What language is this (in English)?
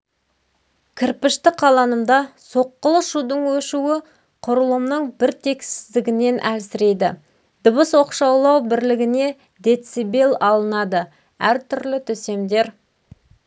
Kazakh